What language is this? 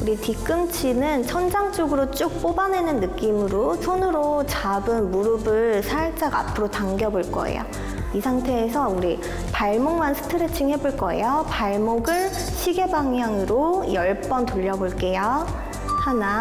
Korean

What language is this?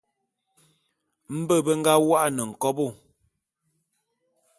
Bulu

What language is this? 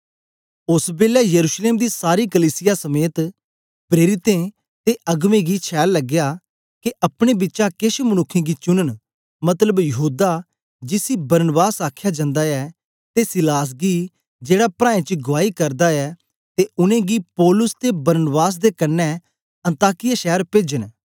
Dogri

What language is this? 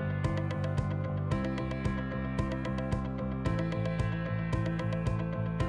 Dutch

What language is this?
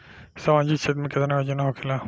Bhojpuri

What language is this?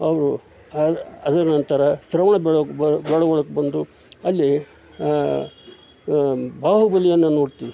Kannada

